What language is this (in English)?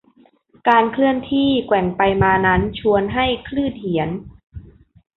Thai